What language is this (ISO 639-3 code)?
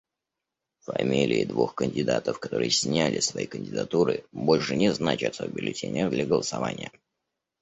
rus